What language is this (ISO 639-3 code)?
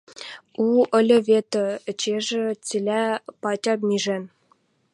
mrj